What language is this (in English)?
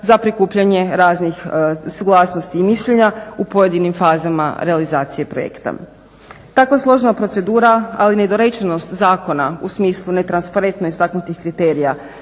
Croatian